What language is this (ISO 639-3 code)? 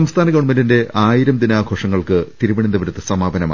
mal